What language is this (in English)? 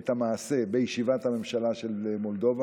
Hebrew